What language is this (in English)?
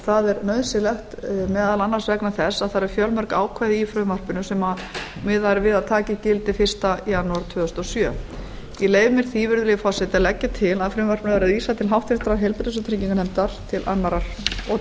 Icelandic